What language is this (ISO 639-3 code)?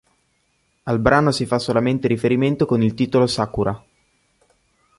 ita